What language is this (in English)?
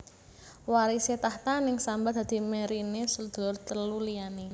Javanese